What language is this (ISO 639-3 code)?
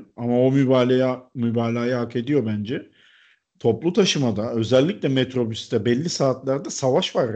tur